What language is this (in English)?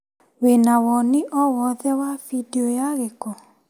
Kikuyu